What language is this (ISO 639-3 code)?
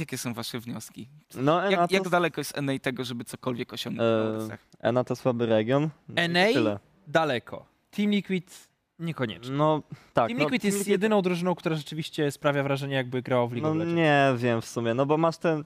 pol